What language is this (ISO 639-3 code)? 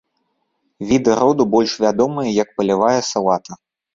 bel